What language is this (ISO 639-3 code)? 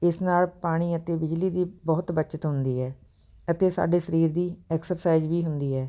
pan